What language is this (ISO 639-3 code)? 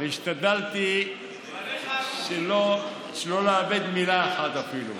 heb